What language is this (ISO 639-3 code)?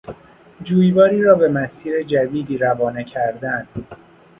fas